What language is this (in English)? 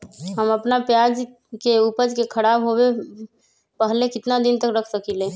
Magahi